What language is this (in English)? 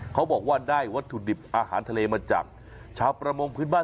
Thai